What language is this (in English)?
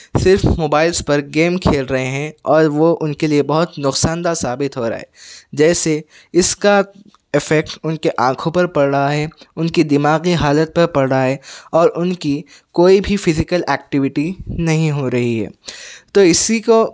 Urdu